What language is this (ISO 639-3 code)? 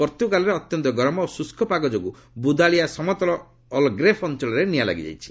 ori